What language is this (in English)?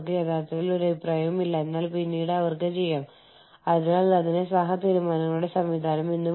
Malayalam